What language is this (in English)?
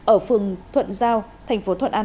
Vietnamese